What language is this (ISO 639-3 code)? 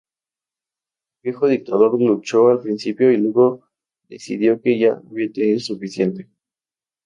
spa